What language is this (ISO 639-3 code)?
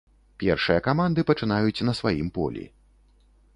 bel